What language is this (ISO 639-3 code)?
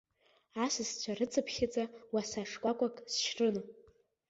abk